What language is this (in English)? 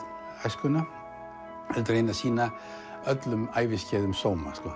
Icelandic